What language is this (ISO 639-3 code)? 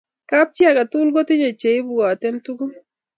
kln